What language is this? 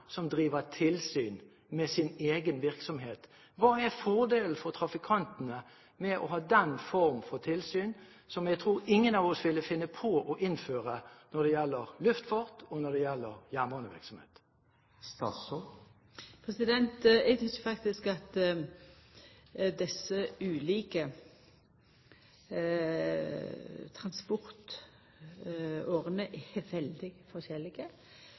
Norwegian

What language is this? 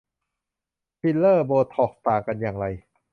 Thai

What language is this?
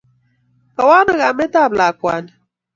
Kalenjin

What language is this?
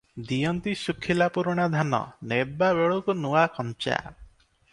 Odia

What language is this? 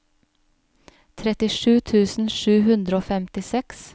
Norwegian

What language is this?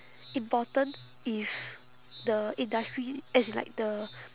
English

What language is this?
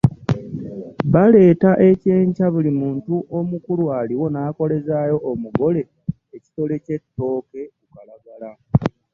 Ganda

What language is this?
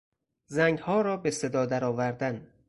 Persian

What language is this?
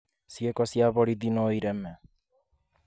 Kikuyu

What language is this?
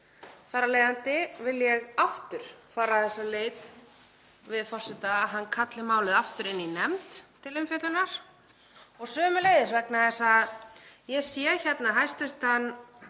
Icelandic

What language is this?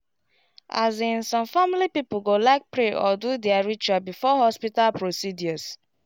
Nigerian Pidgin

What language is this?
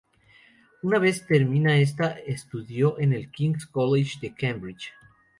Spanish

